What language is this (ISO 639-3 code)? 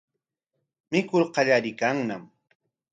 qwa